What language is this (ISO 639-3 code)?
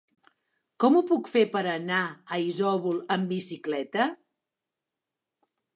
cat